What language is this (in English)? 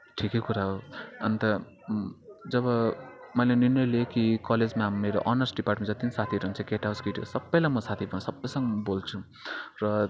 Nepali